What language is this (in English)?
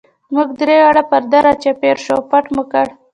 Pashto